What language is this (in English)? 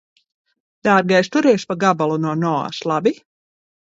Latvian